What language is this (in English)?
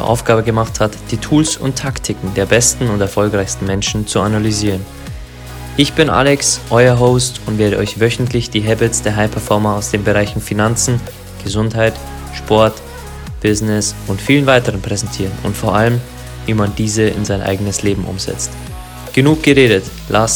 German